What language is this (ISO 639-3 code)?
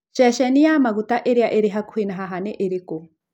kik